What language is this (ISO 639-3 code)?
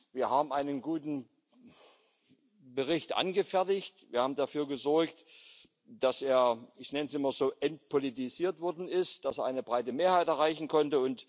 deu